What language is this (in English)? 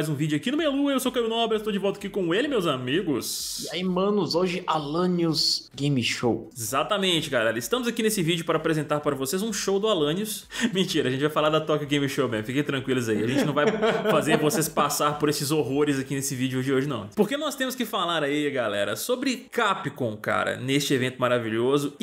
Portuguese